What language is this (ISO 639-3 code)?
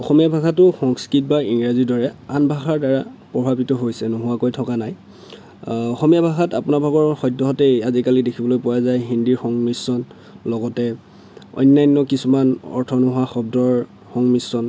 asm